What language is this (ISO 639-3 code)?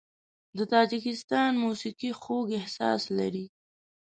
pus